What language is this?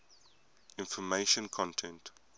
English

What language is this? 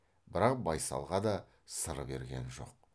Kazakh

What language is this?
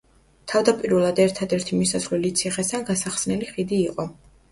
Georgian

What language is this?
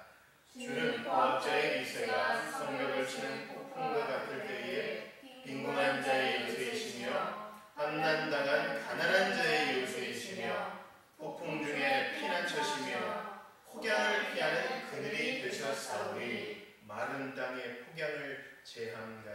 Korean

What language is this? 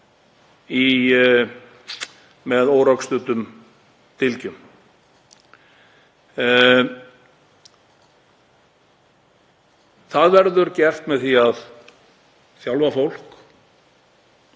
Icelandic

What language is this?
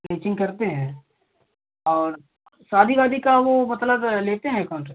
Hindi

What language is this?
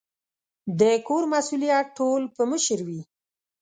Pashto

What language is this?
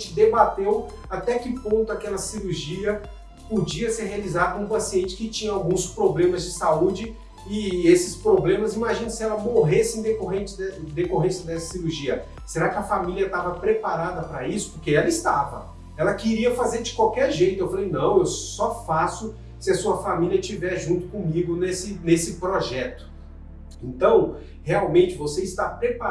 Portuguese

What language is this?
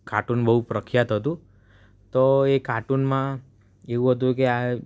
Gujarati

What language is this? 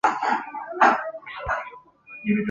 Chinese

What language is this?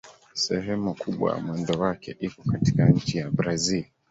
Swahili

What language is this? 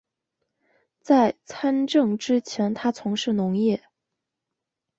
Chinese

